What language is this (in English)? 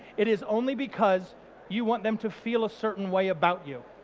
English